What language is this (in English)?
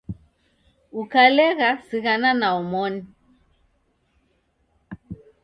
Taita